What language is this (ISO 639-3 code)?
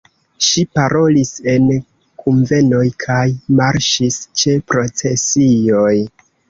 epo